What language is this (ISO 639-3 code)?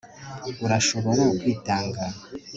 kin